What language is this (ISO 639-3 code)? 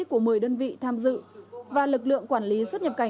vie